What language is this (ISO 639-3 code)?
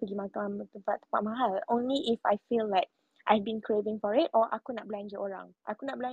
msa